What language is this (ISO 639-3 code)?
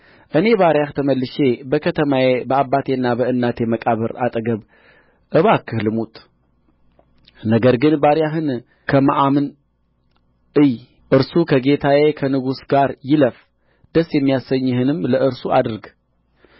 amh